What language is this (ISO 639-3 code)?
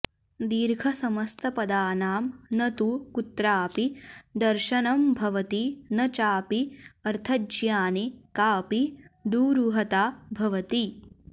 san